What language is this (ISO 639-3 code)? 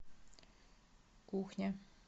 rus